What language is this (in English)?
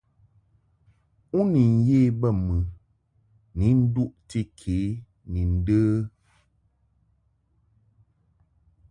Mungaka